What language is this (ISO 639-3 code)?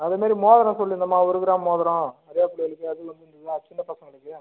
tam